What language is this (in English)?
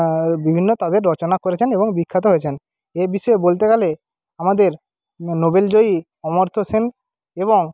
Bangla